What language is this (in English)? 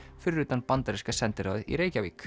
Icelandic